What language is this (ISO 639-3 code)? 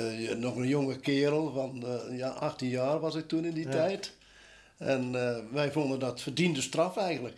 nld